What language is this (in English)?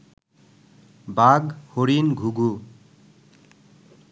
Bangla